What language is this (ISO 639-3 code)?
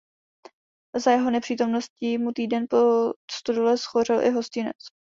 ces